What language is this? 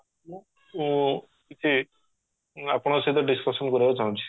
Odia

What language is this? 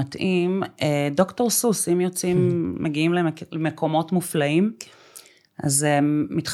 Hebrew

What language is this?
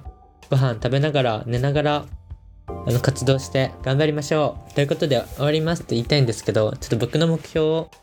Japanese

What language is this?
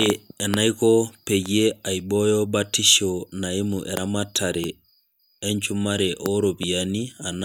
Masai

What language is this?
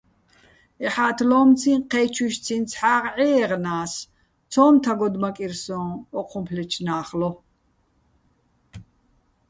Bats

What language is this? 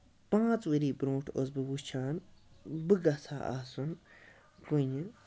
Kashmiri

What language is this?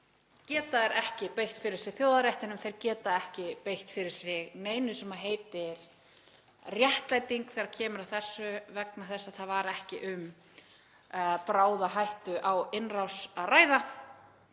Icelandic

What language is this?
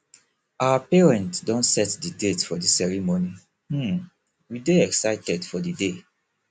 Nigerian Pidgin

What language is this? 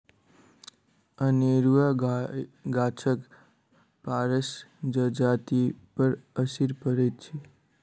Maithili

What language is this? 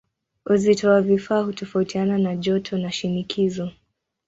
Swahili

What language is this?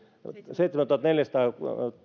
Finnish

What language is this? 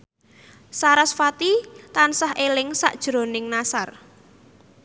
Javanese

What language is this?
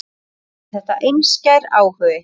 Icelandic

